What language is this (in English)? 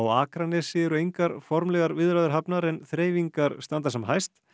Icelandic